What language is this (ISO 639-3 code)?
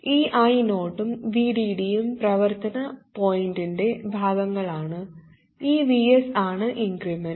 mal